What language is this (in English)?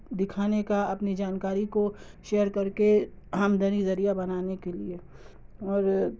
Urdu